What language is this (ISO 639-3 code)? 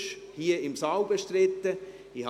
gsw